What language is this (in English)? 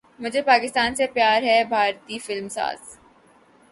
Urdu